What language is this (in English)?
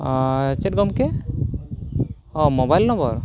Santali